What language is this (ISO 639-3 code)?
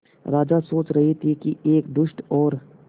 hin